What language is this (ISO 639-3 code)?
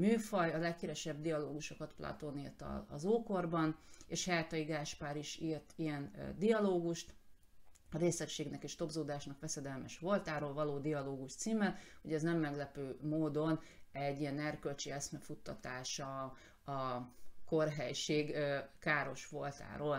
hun